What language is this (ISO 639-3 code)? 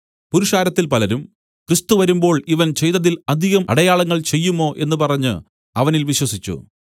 mal